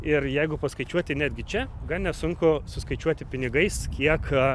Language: Lithuanian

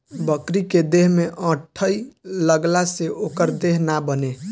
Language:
Bhojpuri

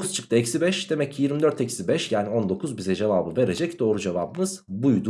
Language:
Turkish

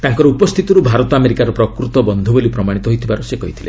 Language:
Odia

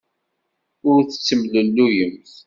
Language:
Kabyle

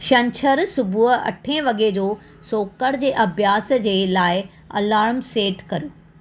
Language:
Sindhi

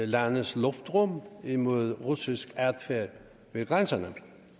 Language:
Danish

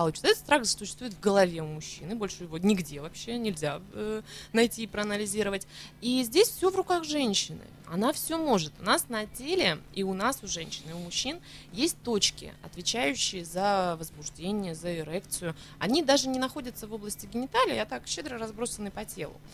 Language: Russian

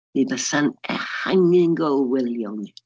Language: Welsh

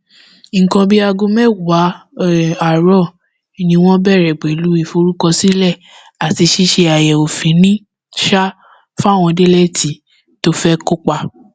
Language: Yoruba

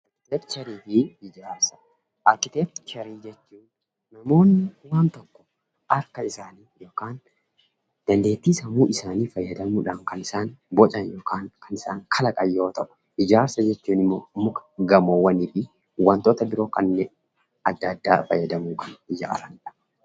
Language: Oromo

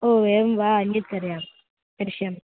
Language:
Sanskrit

